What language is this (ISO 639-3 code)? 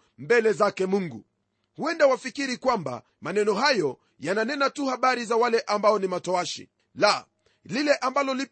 swa